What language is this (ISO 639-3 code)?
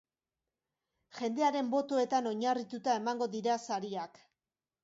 eus